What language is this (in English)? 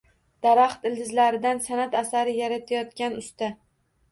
Uzbek